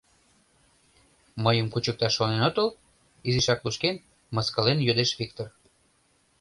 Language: Mari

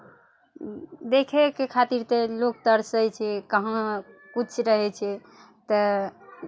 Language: Maithili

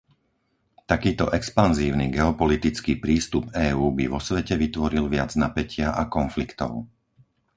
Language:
Slovak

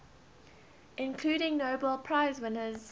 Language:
English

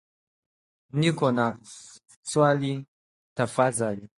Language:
Swahili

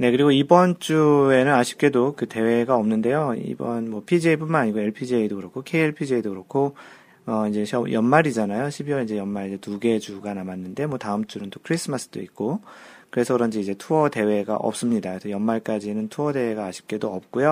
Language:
Korean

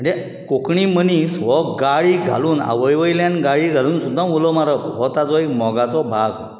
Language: Konkani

